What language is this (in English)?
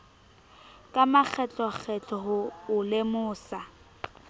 Southern Sotho